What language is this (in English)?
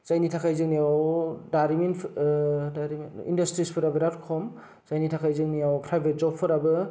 Bodo